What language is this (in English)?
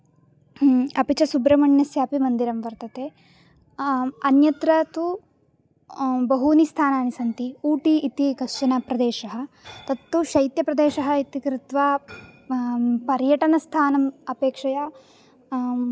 Sanskrit